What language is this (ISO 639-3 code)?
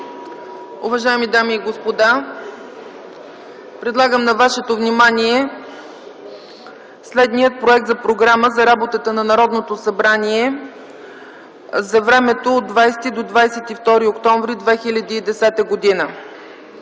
bul